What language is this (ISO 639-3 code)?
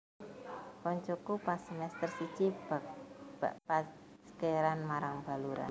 jav